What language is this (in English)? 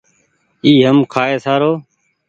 Goaria